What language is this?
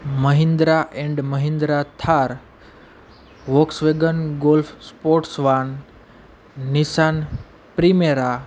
Gujarati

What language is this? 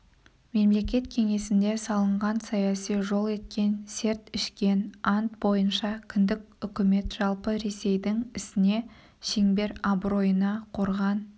Kazakh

